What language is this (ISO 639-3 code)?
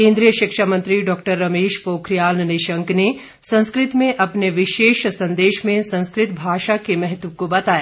hin